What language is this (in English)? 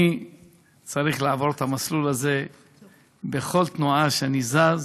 Hebrew